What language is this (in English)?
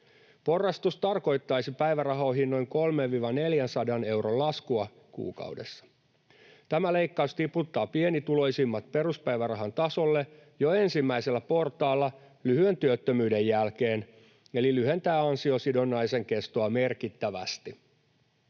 Finnish